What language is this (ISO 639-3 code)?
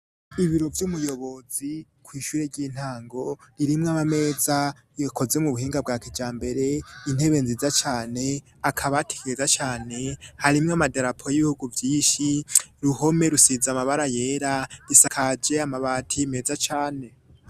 run